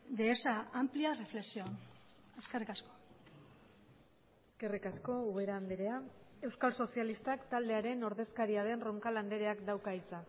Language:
Basque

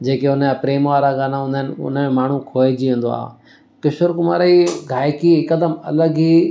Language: Sindhi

